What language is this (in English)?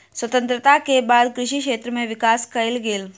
Maithili